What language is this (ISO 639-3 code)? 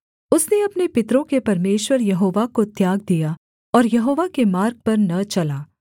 hin